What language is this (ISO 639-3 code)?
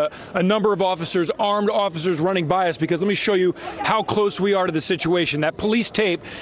eng